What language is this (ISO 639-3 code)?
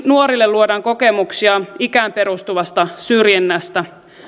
fin